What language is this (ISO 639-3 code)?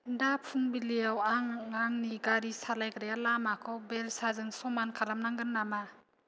brx